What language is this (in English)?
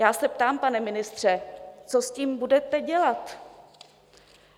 Czech